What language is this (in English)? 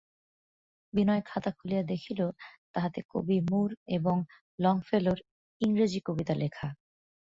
Bangla